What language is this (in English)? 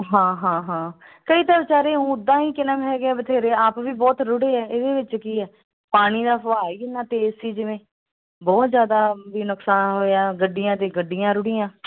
Punjabi